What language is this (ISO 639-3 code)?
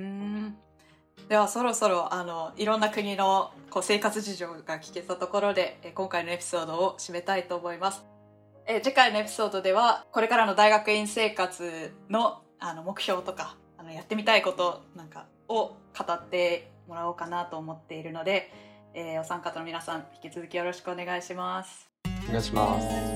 jpn